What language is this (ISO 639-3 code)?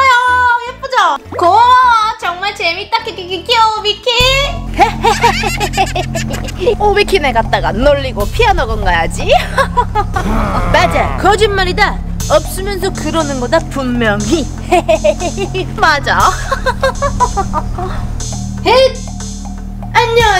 kor